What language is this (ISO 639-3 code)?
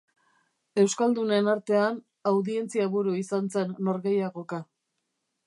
eus